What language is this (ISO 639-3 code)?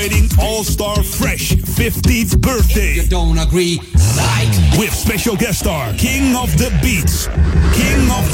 nld